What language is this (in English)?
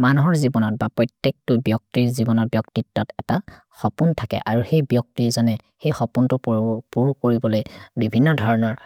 Maria (India)